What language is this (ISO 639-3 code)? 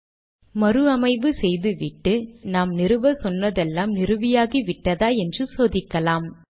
tam